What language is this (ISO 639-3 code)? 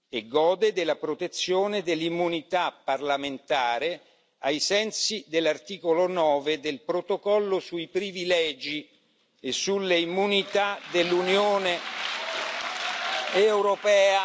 ita